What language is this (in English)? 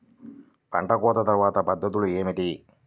Telugu